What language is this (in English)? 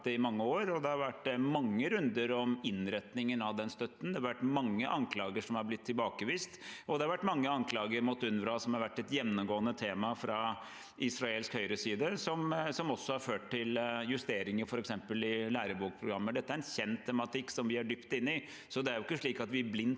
Norwegian